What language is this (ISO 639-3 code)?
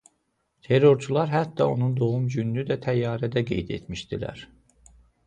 aze